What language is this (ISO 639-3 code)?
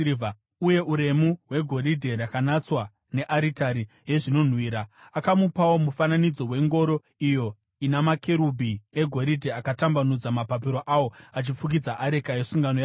sna